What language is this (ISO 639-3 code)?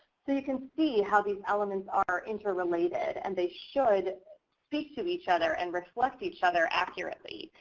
eng